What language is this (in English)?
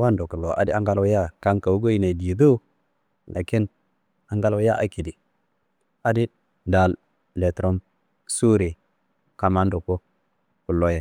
Kanembu